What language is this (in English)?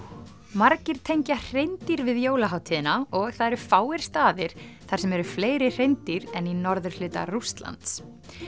Icelandic